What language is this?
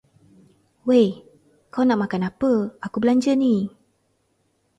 Malay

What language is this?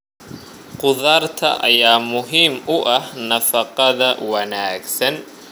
Somali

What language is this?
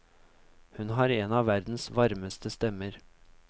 Norwegian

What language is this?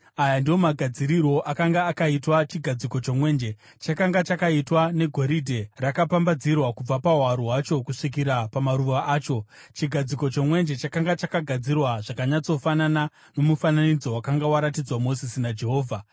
Shona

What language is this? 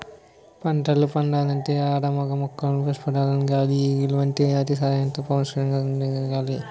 Telugu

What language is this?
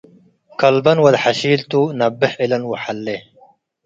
Tigre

